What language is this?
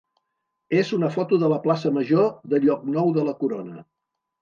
Catalan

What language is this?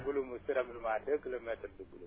Wolof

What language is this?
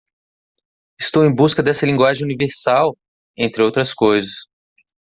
Portuguese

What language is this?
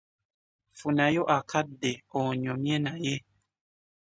Ganda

